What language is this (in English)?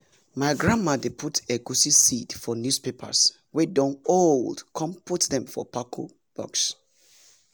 Nigerian Pidgin